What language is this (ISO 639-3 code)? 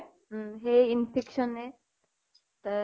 asm